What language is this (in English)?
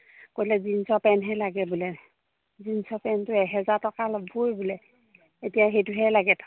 Assamese